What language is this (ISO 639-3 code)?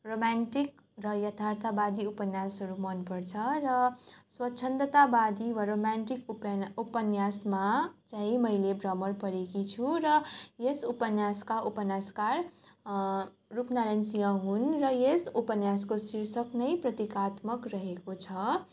nep